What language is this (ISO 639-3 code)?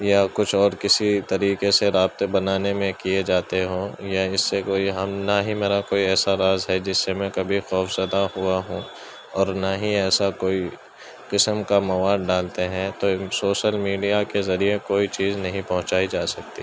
urd